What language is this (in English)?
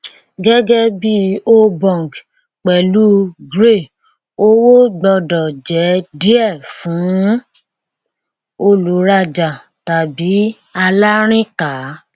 Yoruba